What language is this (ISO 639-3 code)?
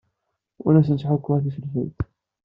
kab